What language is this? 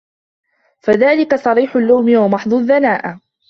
Arabic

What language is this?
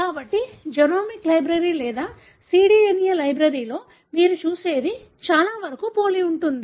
Telugu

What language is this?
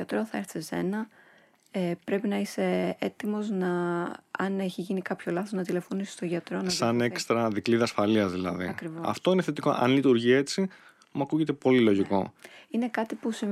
Greek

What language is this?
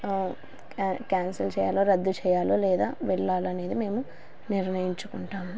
Telugu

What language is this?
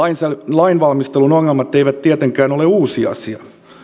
Finnish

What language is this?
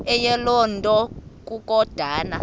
Xhosa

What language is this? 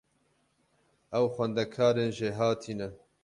Kurdish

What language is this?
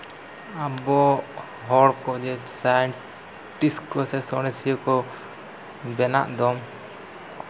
Santali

